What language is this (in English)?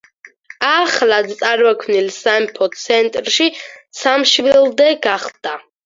Georgian